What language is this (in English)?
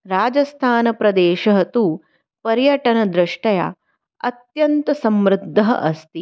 Sanskrit